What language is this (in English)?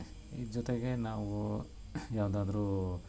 Kannada